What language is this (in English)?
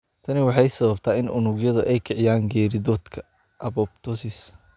Somali